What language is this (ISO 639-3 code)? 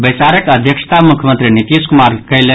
mai